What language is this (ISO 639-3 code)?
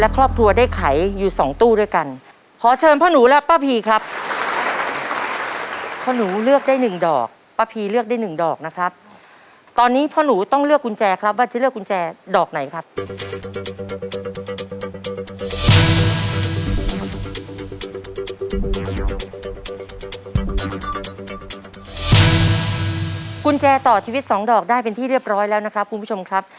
tha